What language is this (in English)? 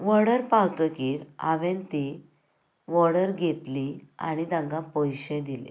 Konkani